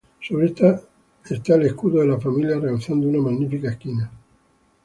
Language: Spanish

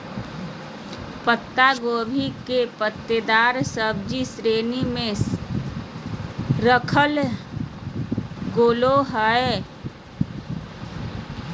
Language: Magahi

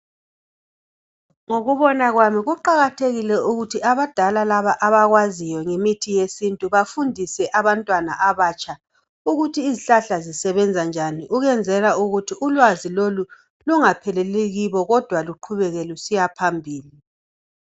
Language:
North Ndebele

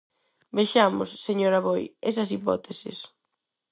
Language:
Galician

